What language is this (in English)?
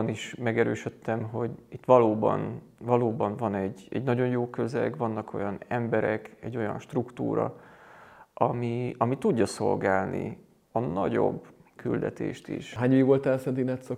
Hungarian